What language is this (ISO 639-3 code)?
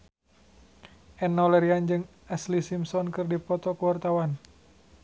sun